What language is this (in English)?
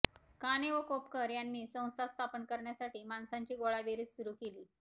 Marathi